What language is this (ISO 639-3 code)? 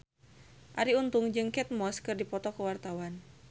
sun